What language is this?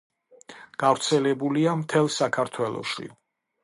Georgian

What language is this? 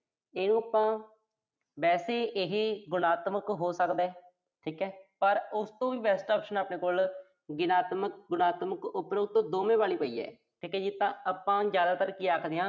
Punjabi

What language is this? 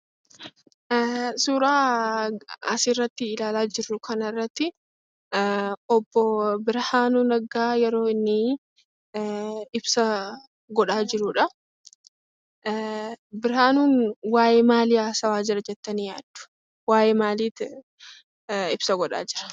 Oromo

